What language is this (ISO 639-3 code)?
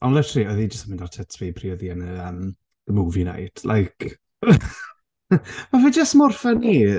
cym